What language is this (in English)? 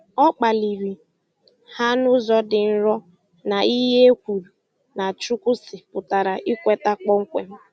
Igbo